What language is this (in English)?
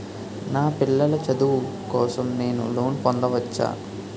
Telugu